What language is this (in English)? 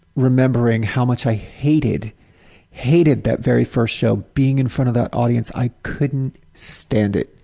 English